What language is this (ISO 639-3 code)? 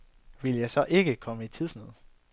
dan